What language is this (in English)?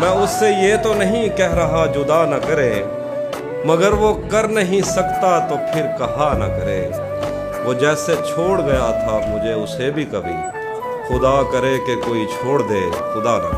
Urdu